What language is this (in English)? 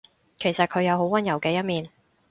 Cantonese